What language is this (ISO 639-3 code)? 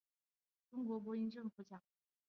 zho